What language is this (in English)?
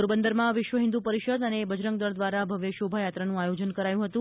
Gujarati